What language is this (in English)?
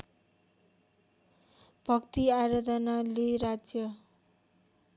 Nepali